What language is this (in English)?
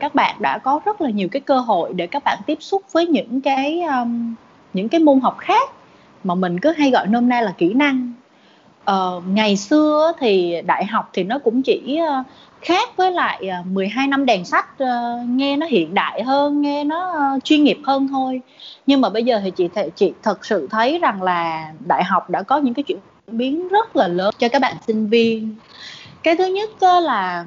Vietnamese